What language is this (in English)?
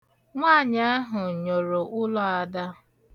Igbo